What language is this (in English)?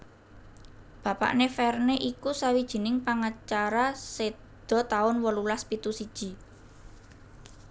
Javanese